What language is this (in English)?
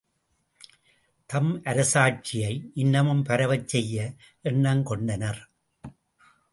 Tamil